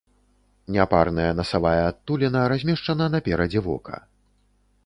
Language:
Belarusian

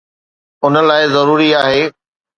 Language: Sindhi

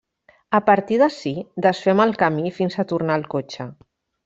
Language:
Catalan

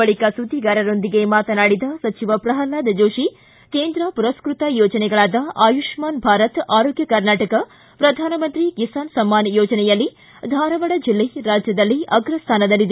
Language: Kannada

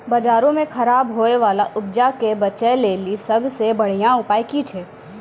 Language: Maithili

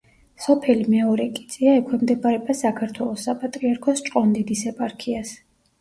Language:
Georgian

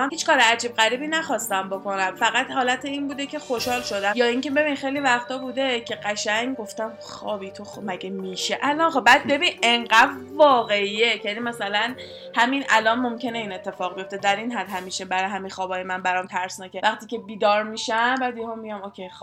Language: Persian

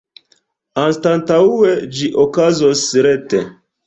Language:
Esperanto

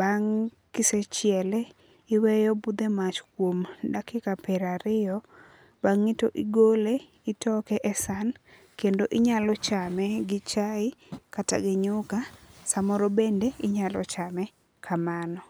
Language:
Luo (Kenya and Tanzania)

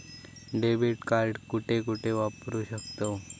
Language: Marathi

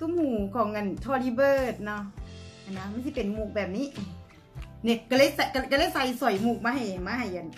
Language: Thai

